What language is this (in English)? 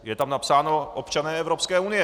Czech